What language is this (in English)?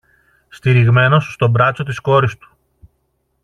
Greek